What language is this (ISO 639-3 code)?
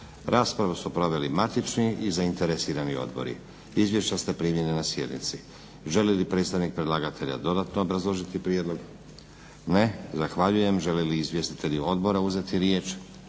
hrv